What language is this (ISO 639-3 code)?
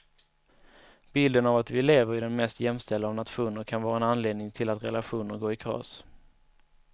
swe